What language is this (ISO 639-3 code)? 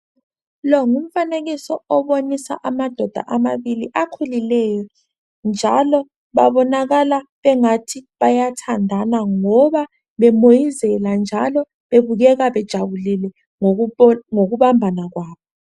nde